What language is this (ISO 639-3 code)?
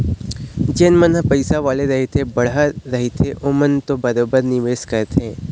hne